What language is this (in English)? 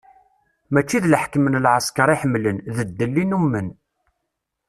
Kabyle